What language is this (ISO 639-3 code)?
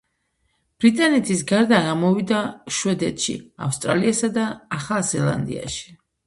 kat